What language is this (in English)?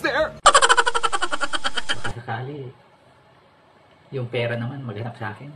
Filipino